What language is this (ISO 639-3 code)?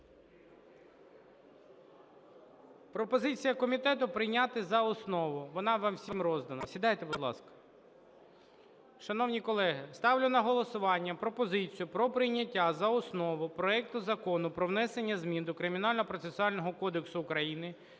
ukr